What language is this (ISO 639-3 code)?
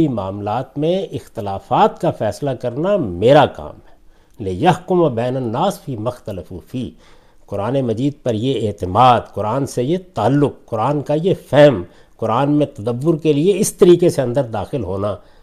urd